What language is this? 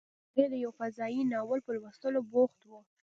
Pashto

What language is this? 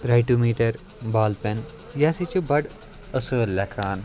Kashmiri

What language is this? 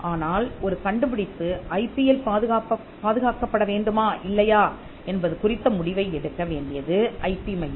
Tamil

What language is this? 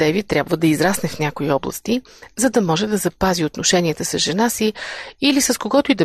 Bulgarian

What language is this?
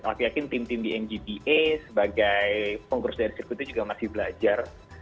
Indonesian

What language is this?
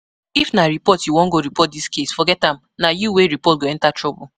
Nigerian Pidgin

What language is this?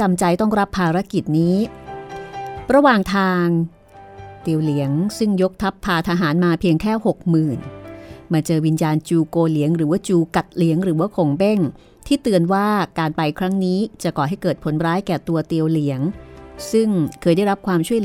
Thai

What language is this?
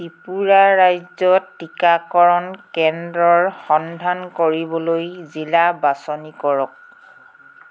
Assamese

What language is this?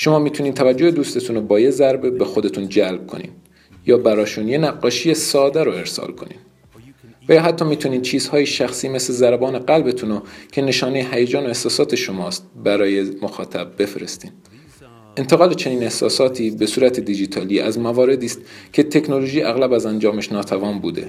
Persian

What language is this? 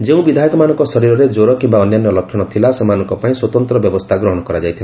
Odia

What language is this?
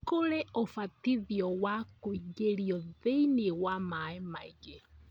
Kikuyu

